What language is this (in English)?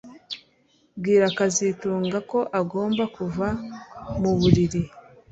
Kinyarwanda